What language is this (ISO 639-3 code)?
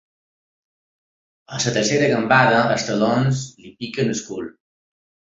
cat